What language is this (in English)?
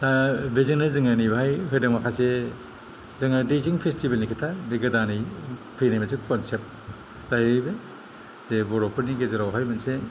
Bodo